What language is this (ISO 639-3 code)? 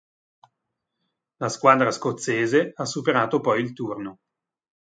ita